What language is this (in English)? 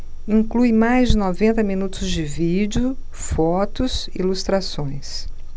Portuguese